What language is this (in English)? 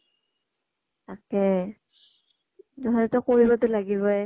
Assamese